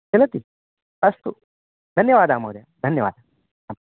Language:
Sanskrit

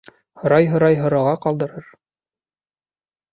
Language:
Bashkir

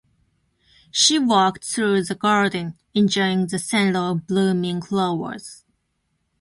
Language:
Japanese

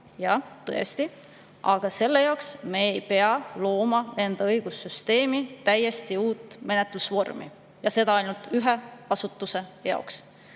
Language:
Estonian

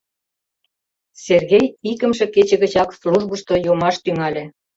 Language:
Mari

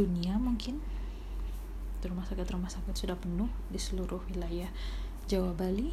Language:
Indonesian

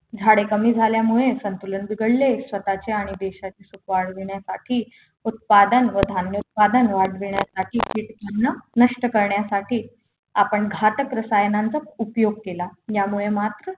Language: Marathi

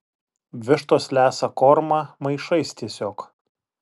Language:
Lithuanian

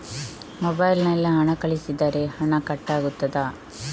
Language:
Kannada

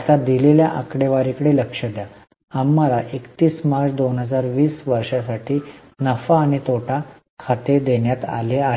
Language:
Marathi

